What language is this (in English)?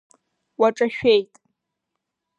Abkhazian